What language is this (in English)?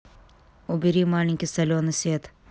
Russian